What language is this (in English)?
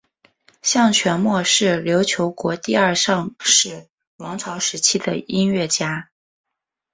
Chinese